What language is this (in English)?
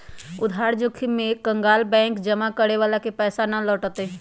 Magahi